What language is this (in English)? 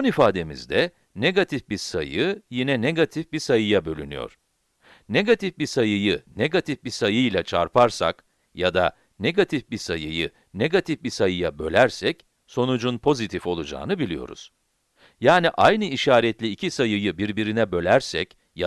Turkish